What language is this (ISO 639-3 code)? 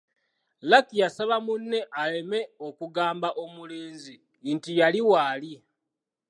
lug